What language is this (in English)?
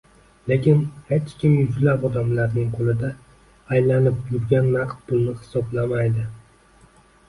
Uzbek